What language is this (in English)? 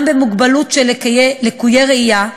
Hebrew